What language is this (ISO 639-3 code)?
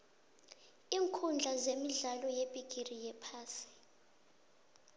nbl